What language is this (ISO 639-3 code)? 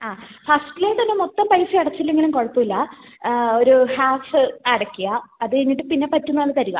mal